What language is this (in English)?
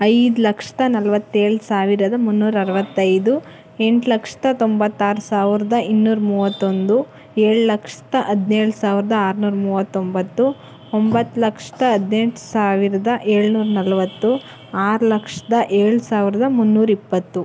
Kannada